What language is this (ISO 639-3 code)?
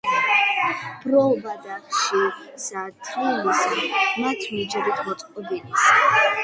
kat